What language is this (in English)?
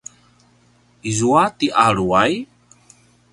Paiwan